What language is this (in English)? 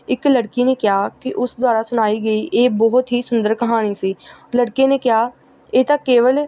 Punjabi